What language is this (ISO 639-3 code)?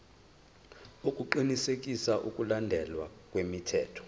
zul